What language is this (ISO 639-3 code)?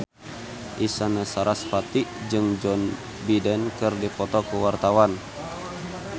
sun